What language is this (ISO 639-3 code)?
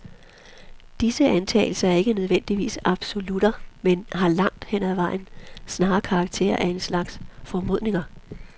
dan